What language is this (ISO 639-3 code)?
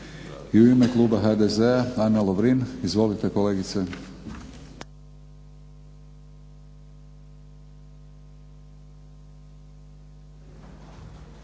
hrv